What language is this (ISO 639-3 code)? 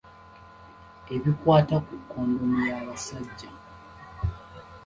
lug